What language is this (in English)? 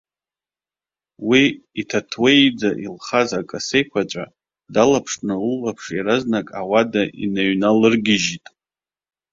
Abkhazian